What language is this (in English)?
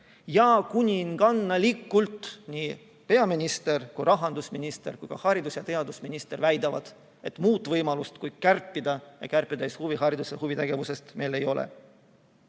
Estonian